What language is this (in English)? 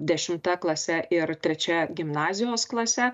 Lithuanian